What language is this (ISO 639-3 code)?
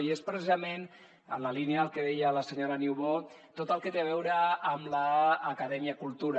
cat